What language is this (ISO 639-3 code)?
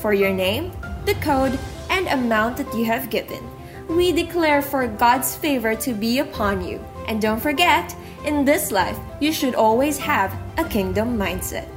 fil